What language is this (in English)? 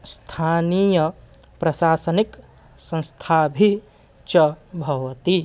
Sanskrit